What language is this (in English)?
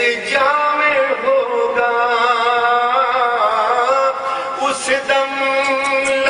Arabic